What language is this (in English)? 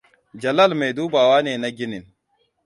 Hausa